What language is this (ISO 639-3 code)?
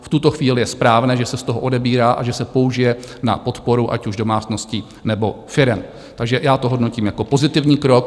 ces